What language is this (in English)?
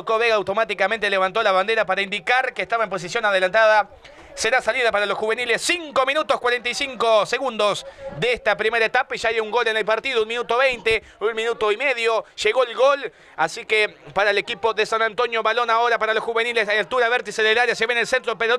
Spanish